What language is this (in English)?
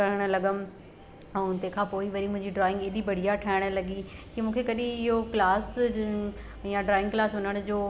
Sindhi